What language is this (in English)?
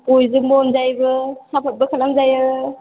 Bodo